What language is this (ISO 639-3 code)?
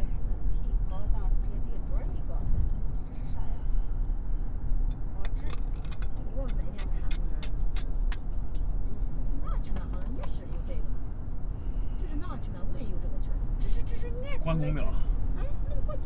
zho